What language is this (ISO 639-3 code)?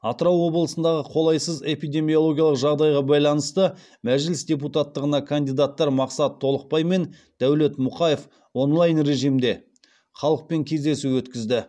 kaz